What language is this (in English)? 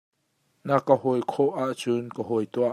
Hakha Chin